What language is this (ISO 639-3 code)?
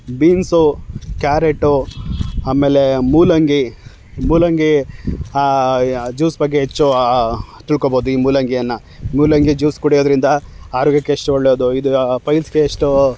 kan